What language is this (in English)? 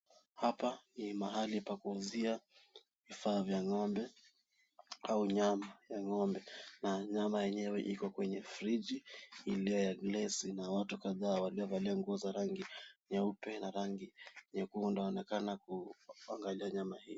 Swahili